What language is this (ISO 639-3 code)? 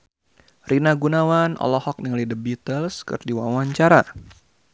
sun